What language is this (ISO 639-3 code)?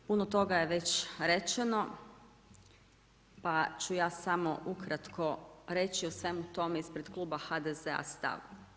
hrv